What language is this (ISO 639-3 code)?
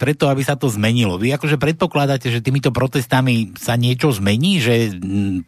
slk